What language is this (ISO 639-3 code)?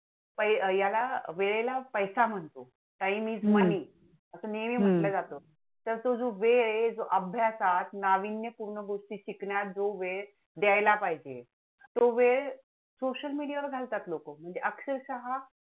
mar